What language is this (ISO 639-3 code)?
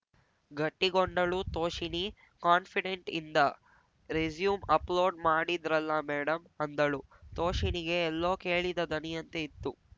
kan